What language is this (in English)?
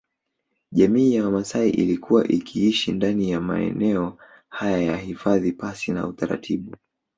Swahili